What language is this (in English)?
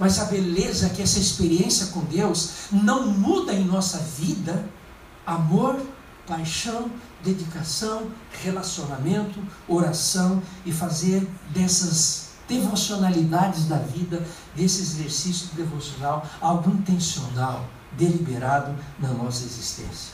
Portuguese